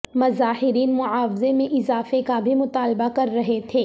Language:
Urdu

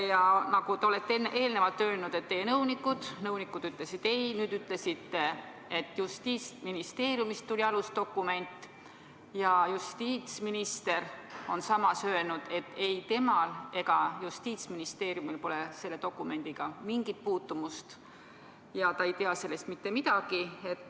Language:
Estonian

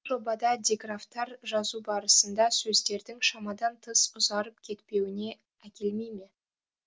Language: Kazakh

